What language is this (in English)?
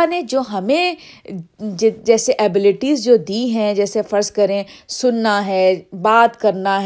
Urdu